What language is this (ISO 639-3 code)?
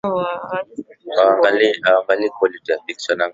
swa